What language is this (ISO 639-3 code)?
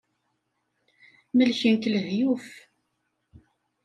kab